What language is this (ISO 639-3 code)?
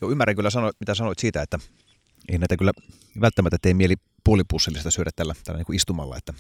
fin